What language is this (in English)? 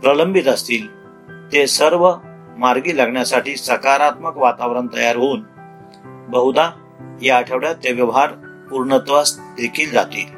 Marathi